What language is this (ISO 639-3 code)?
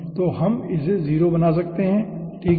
hin